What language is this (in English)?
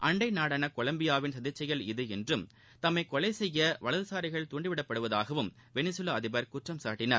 Tamil